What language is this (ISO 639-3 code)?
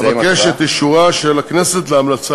heb